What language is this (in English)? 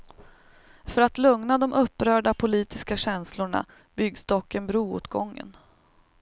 Swedish